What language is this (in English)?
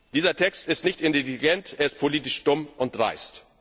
German